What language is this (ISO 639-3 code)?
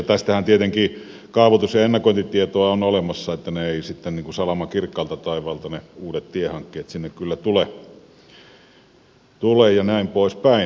fin